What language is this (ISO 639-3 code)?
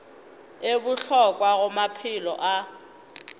nso